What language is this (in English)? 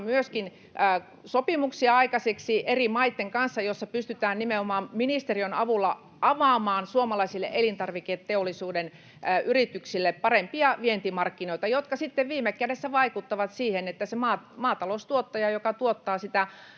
Finnish